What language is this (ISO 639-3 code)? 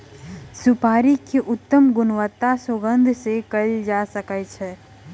mai